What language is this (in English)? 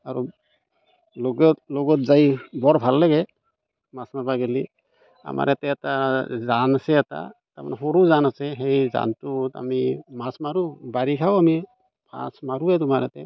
Assamese